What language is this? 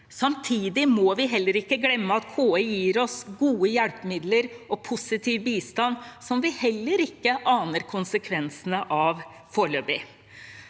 Norwegian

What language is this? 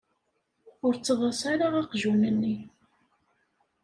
Kabyle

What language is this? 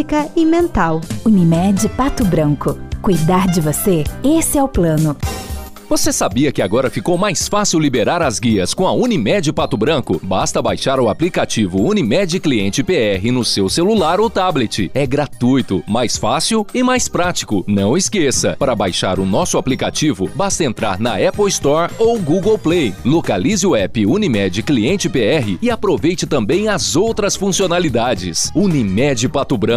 Portuguese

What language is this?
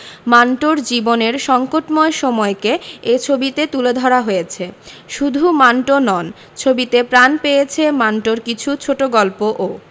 Bangla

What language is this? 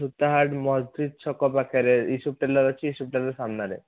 Odia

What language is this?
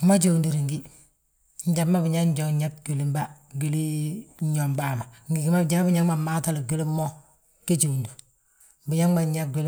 Balanta-Ganja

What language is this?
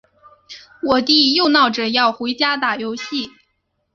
Chinese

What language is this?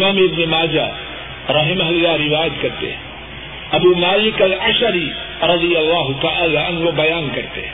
Urdu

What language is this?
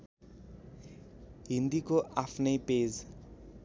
Nepali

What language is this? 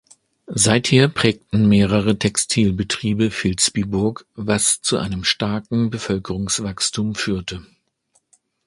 German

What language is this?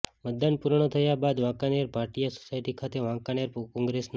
Gujarati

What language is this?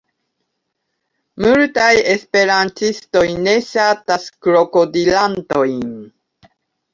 Esperanto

